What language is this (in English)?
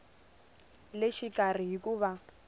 Tsonga